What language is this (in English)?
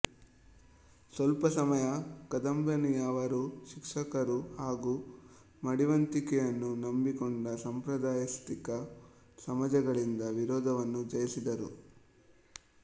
Kannada